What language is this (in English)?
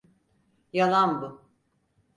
Turkish